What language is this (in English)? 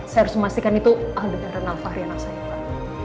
Indonesian